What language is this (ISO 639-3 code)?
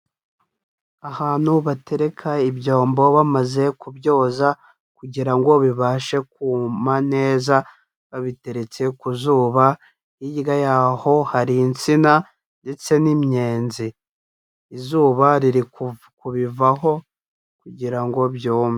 kin